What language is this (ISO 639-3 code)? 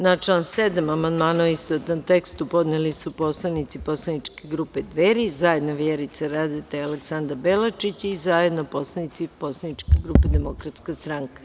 srp